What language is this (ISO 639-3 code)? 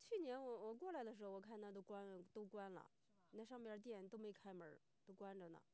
zho